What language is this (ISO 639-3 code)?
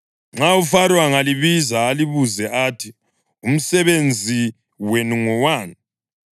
nde